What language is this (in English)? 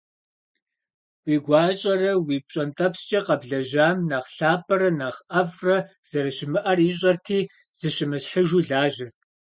Kabardian